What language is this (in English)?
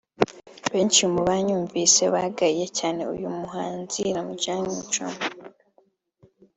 Kinyarwanda